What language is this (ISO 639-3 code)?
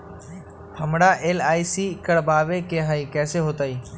mag